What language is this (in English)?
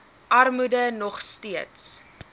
Afrikaans